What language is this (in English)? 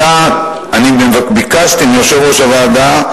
Hebrew